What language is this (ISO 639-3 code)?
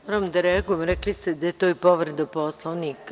srp